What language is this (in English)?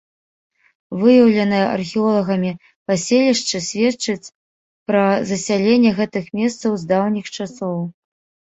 Belarusian